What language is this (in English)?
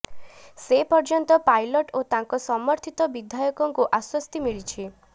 Odia